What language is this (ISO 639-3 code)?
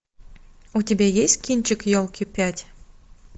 rus